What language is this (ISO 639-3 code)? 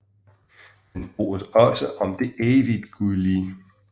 dan